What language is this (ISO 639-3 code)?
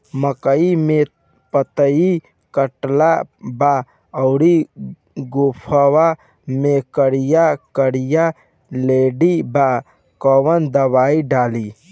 bho